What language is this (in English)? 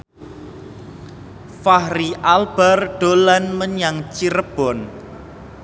Javanese